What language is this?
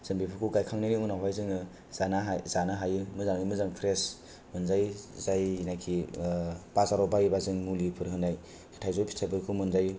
Bodo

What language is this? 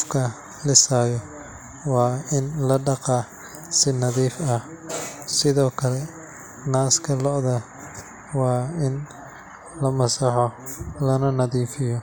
Somali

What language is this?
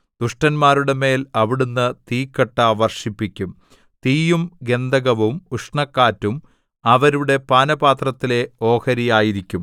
Malayalam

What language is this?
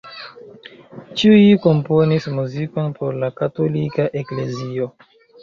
Esperanto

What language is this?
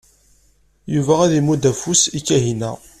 Kabyle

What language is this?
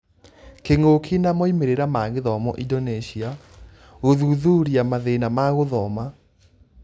Kikuyu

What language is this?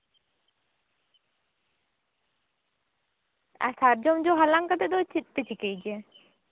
Santali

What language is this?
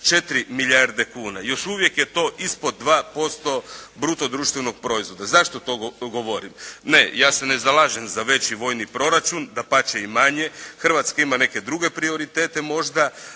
Croatian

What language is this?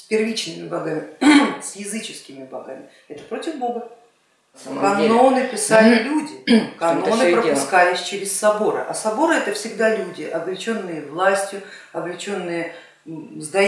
Russian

